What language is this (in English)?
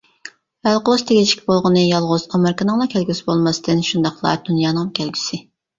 Uyghur